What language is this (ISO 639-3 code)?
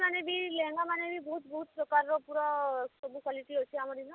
ori